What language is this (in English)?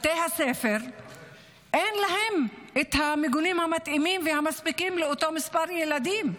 Hebrew